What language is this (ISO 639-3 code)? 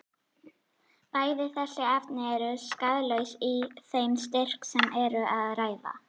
isl